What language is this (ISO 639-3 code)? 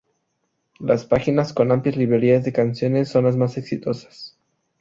spa